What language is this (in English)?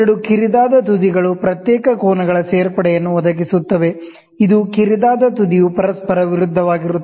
Kannada